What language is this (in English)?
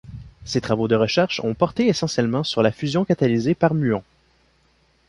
French